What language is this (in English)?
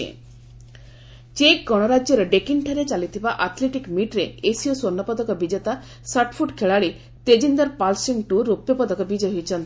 Odia